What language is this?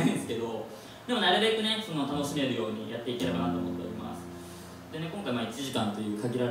Japanese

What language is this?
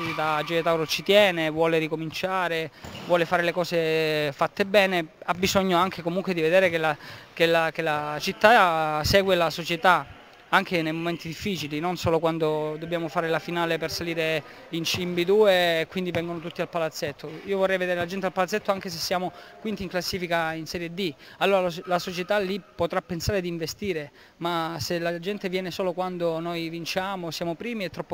Italian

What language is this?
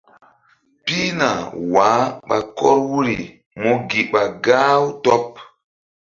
Mbum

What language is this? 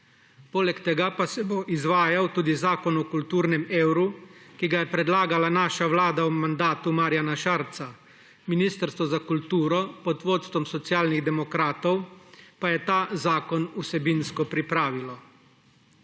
Slovenian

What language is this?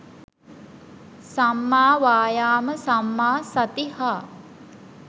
Sinhala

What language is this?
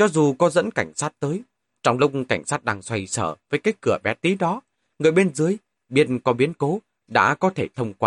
Vietnamese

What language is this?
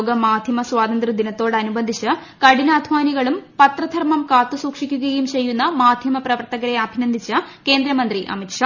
Malayalam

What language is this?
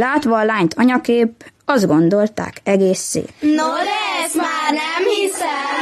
Hungarian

